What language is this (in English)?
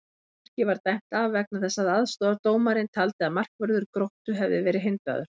Icelandic